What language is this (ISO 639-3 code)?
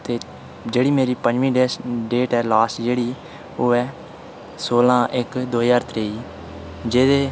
doi